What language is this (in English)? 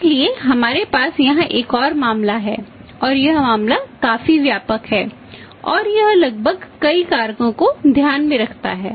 Hindi